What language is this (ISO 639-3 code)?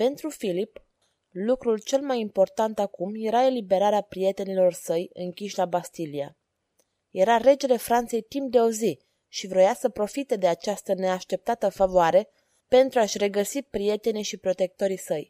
ron